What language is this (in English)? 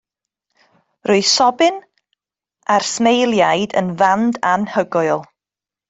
Welsh